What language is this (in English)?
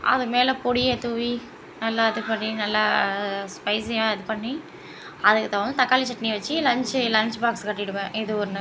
Tamil